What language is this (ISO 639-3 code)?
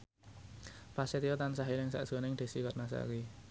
jav